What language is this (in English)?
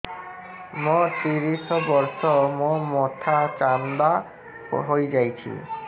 Odia